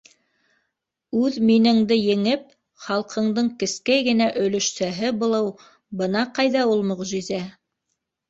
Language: Bashkir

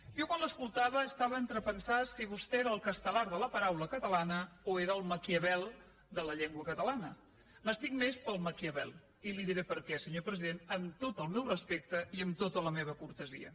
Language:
Catalan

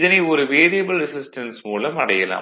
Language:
Tamil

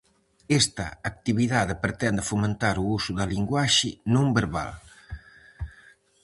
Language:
Galician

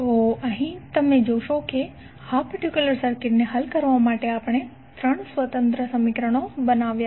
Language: Gujarati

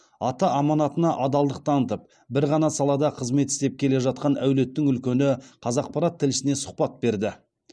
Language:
Kazakh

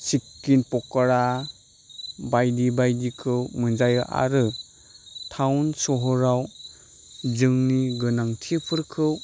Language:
Bodo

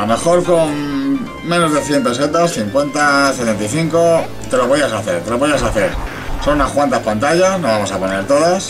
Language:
Spanish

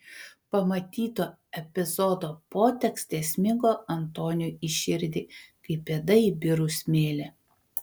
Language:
Lithuanian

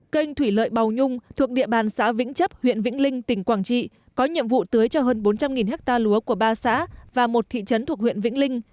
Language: Vietnamese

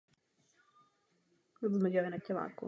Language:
Czech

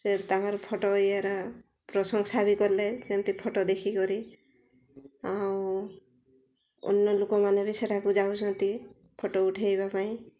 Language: Odia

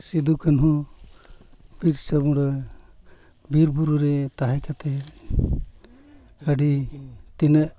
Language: Santali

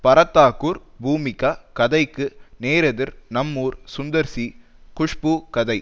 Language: Tamil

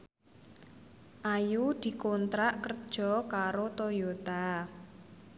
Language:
Javanese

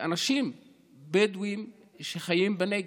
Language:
Hebrew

